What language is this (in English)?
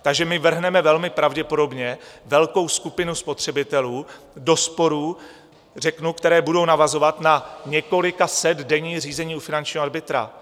Czech